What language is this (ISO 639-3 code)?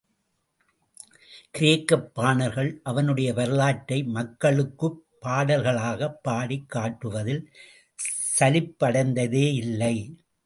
tam